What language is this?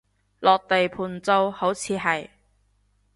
Cantonese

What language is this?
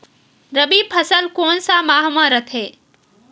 Chhattisgarhi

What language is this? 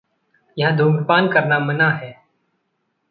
Hindi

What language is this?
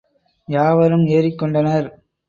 Tamil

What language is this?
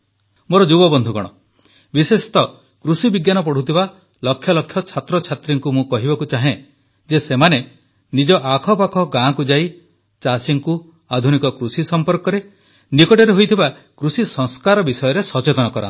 Odia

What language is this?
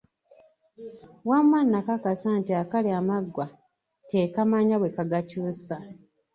Ganda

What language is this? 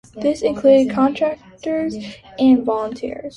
English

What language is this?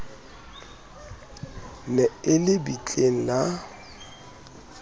Southern Sotho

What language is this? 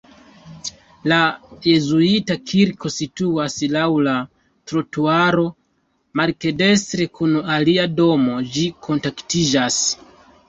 Esperanto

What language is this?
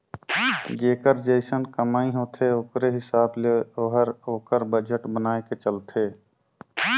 Chhattisgarhi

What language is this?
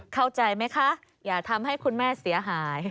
Thai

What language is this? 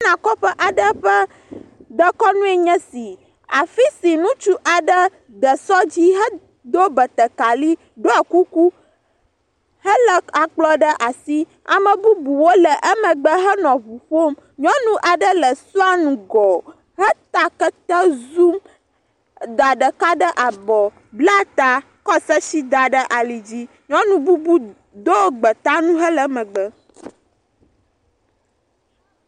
Ewe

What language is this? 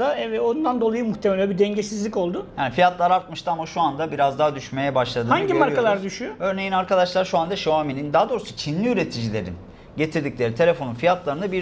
Turkish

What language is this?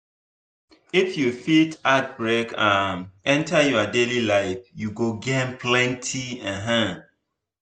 Nigerian Pidgin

